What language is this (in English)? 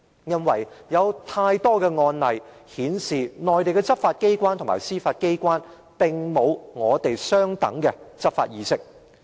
Cantonese